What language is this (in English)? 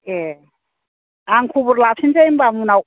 Bodo